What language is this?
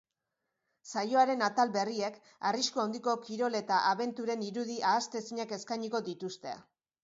Basque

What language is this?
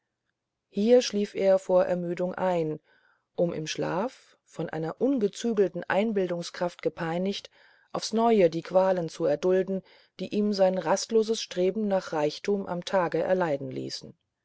German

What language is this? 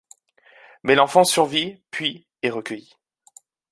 French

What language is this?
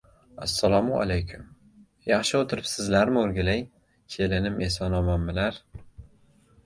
Uzbek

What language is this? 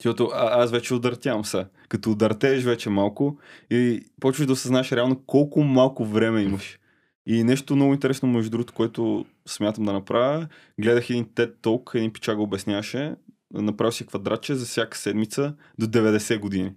Bulgarian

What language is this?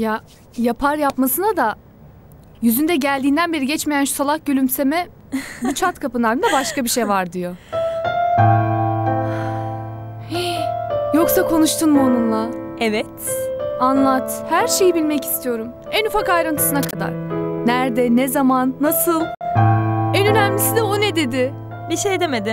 Turkish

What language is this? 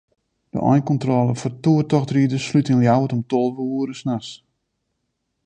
Western Frisian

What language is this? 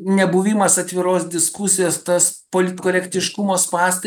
Lithuanian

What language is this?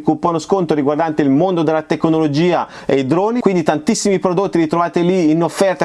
Italian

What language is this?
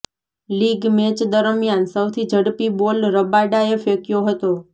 Gujarati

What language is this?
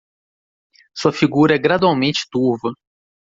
Portuguese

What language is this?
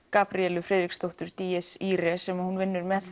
Icelandic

